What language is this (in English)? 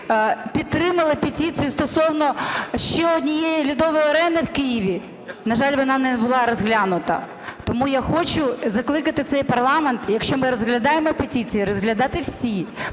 Ukrainian